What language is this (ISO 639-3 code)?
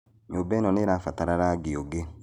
kik